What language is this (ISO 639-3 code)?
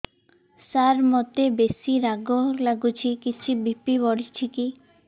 ori